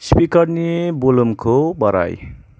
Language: Bodo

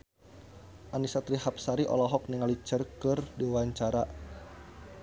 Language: Sundanese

